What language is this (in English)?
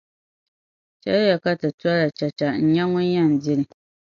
Dagbani